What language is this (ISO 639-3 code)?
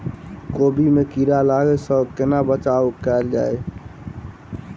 mai